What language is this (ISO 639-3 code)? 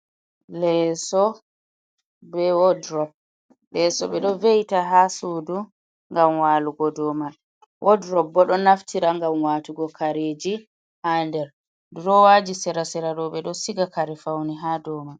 ful